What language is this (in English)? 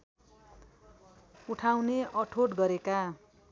Nepali